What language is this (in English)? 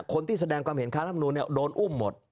Thai